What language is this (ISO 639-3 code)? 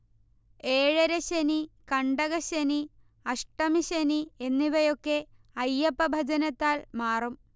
mal